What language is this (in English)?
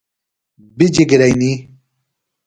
Phalura